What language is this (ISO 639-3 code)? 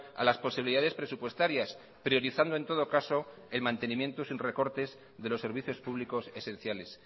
spa